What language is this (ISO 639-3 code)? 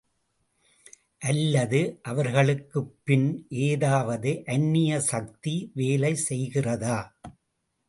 tam